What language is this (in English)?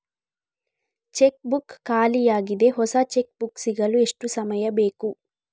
Kannada